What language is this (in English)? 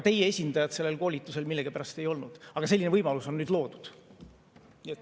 Estonian